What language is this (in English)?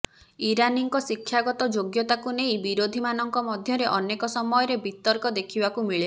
Odia